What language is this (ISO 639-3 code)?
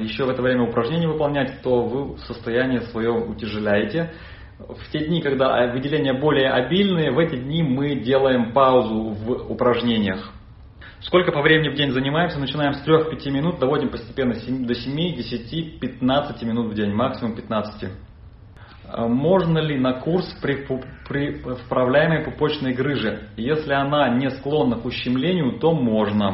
rus